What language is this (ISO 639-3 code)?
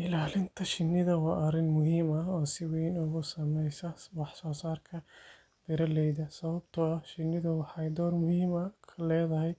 som